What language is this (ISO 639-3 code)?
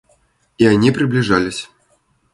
rus